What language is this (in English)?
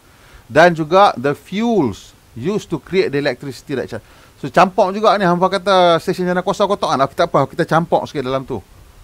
Malay